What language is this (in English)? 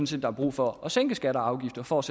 Danish